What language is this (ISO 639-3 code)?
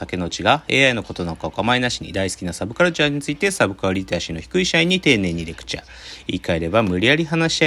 jpn